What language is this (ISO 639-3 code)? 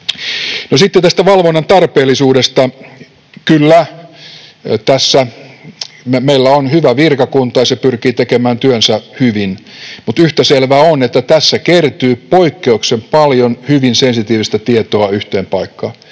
fin